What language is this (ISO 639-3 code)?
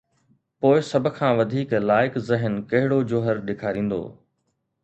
snd